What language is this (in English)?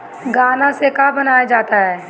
Bhojpuri